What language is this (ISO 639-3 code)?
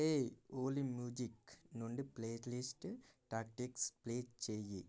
tel